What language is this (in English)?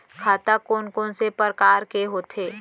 Chhattisgarhi